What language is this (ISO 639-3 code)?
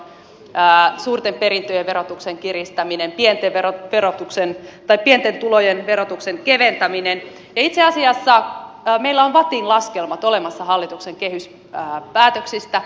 fin